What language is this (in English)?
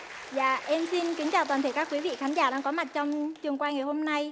Vietnamese